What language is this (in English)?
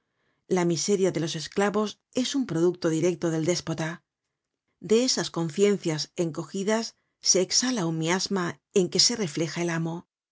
Spanish